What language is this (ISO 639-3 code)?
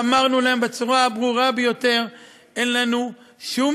heb